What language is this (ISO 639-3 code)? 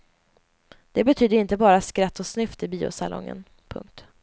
swe